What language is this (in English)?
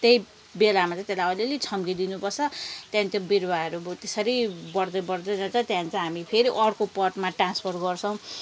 Nepali